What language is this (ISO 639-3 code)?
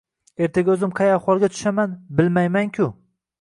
uzb